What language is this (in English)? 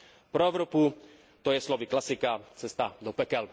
Czech